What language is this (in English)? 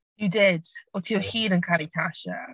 Welsh